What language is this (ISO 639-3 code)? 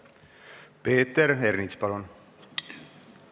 est